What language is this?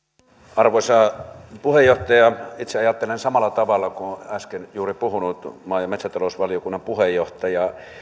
Finnish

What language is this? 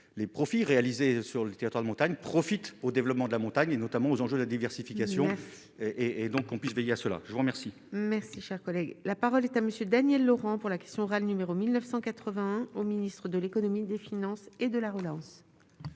French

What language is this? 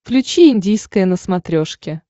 Russian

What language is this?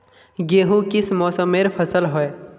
Magahi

